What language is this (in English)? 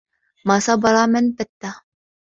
Arabic